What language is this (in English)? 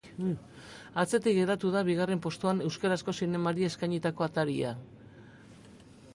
Basque